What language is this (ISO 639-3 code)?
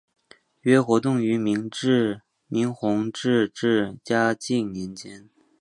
zho